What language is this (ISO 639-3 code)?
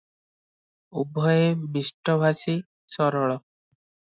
ori